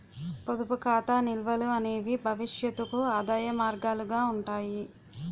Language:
Telugu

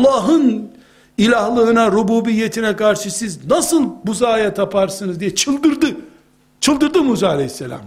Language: Turkish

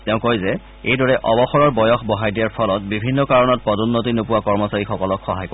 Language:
Assamese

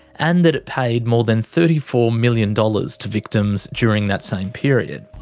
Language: English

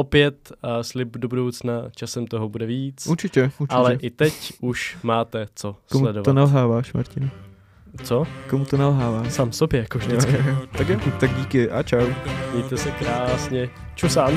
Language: Czech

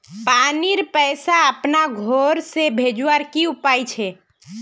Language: Magahi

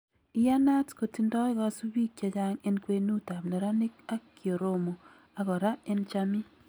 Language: Kalenjin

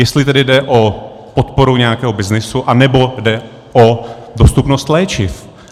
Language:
Czech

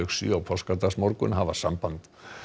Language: Icelandic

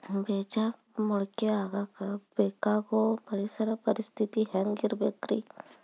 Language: Kannada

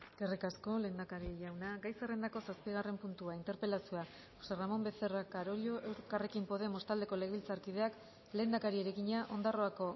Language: Basque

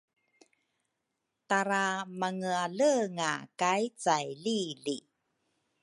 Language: Rukai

